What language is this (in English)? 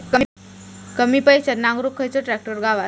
Marathi